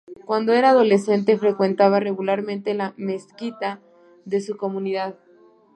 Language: Spanish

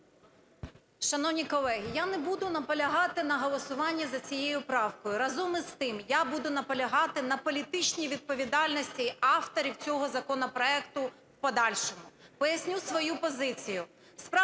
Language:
Ukrainian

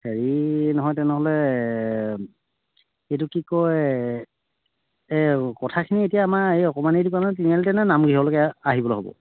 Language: Assamese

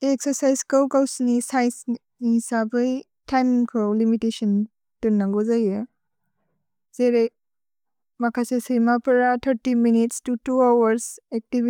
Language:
Bodo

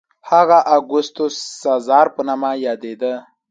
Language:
Pashto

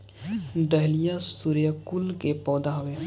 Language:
Bhojpuri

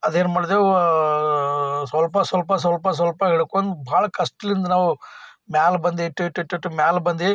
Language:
Kannada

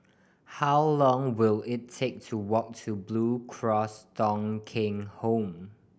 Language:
English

